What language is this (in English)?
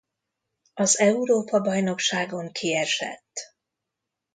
Hungarian